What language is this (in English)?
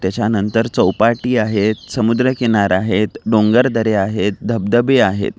Marathi